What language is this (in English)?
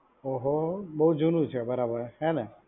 Gujarati